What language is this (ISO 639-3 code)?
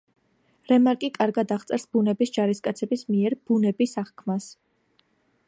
kat